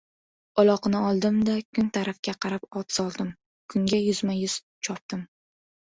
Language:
Uzbek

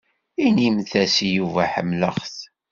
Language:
Kabyle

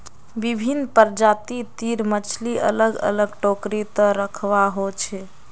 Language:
Magahi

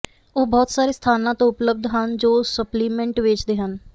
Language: Punjabi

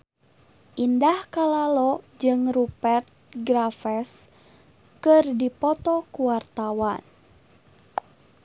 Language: Sundanese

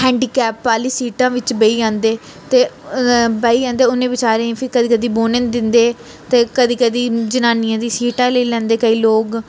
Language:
Dogri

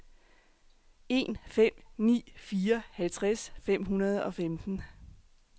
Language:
Danish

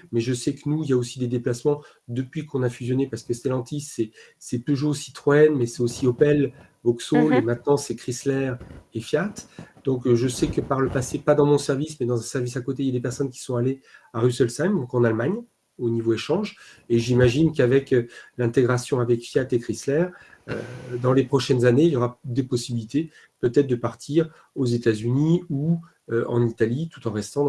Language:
French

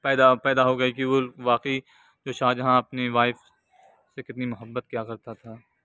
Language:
Urdu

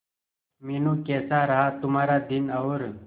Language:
Hindi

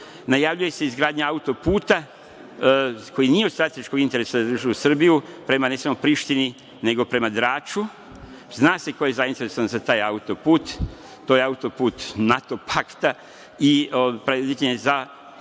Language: Serbian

